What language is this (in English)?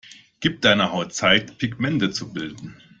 German